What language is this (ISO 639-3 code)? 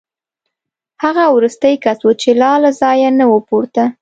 pus